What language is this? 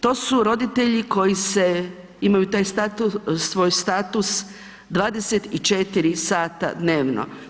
Croatian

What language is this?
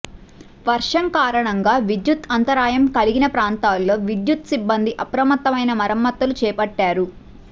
Telugu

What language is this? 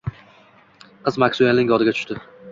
Uzbek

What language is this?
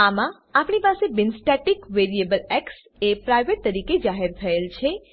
Gujarati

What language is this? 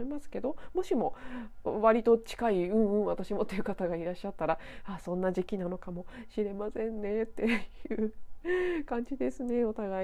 Japanese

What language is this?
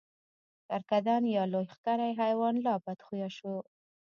Pashto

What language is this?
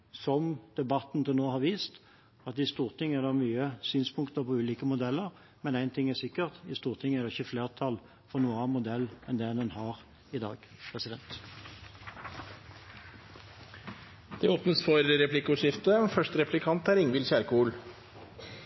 Norwegian Bokmål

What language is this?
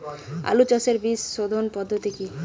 Bangla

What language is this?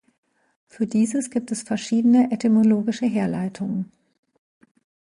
German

